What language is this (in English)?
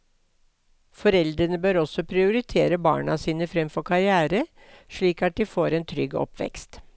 Norwegian